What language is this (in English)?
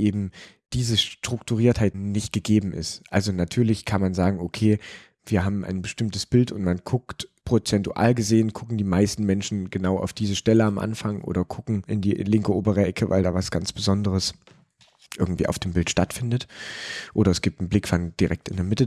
German